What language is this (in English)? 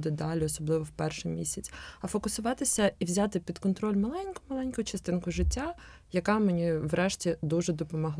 Ukrainian